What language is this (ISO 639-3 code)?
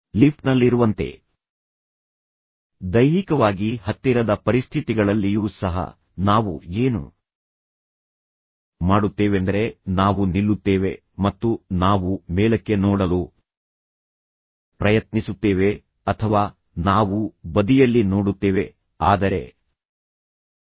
kan